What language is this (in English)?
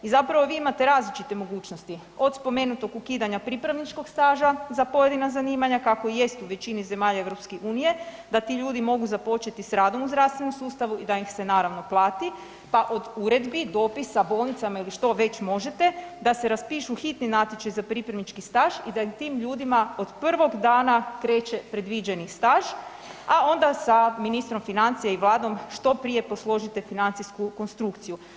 Croatian